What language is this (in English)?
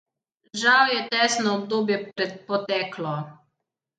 Slovenian